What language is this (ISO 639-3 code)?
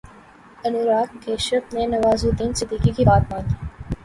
urd